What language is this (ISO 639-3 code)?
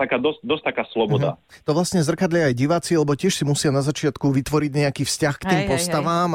slk